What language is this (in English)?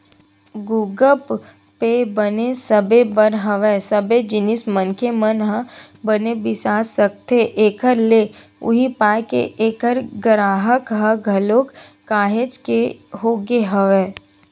Chhattisgarhi